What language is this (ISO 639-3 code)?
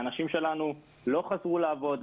heb